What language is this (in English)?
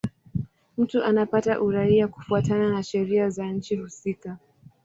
Swahili